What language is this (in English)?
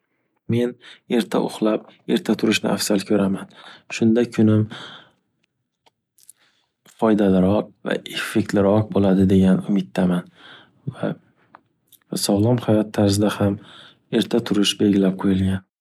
Uzbek